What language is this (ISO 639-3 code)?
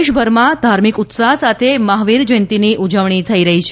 guj